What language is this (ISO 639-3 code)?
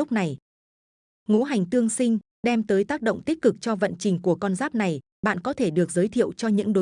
vie